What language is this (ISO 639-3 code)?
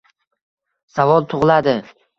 uzb